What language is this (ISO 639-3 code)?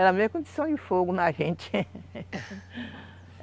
por